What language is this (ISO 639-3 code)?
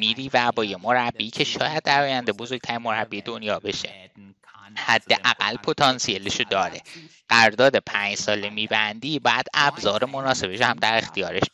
fas